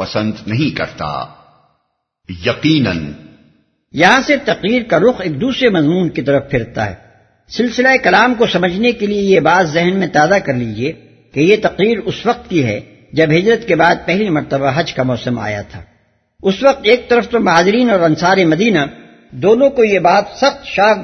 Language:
Urdu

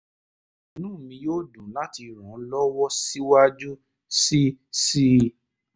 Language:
Yoruba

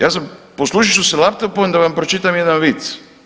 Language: Croatian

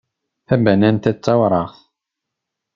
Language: Kabyle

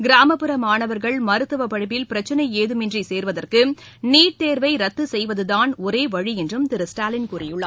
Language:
Tamil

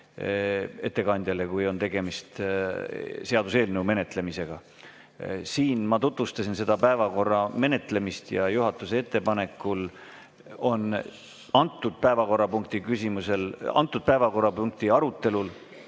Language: Estonian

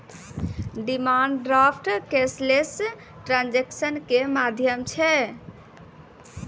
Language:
Maithili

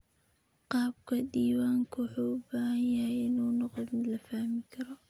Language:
Somali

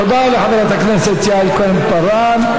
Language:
Hebrew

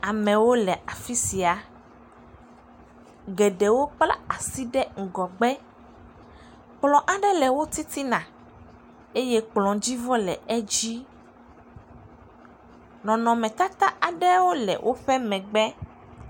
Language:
Ewe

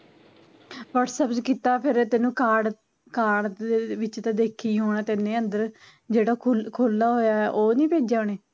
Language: Punjabi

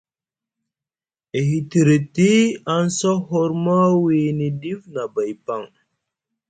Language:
Musgu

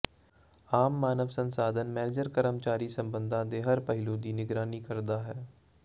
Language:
Punjabi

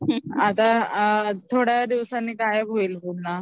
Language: Marathi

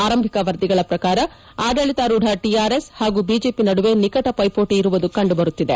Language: Kannada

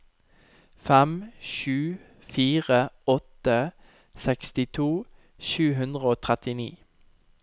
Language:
Norwegian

